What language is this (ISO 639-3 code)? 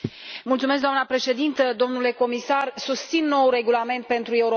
ron